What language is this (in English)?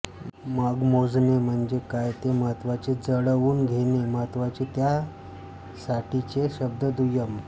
Marathi